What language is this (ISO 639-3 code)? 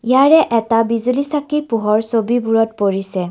asm